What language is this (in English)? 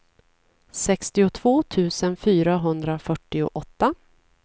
Swedish